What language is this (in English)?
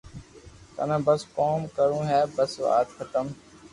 Loarki